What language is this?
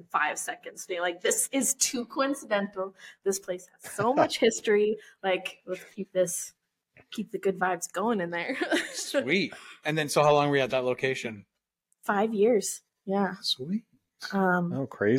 English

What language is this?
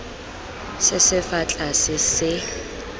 Tswana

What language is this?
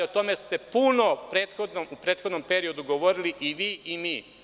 Serbian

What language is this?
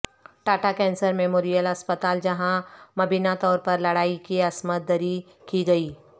Urdu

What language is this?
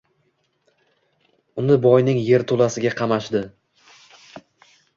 Uzbek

